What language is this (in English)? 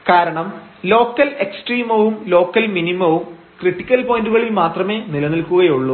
Malayalam